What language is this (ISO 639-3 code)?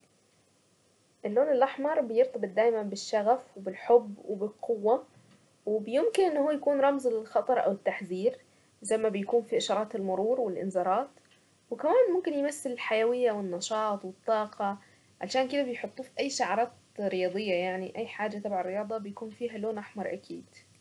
aec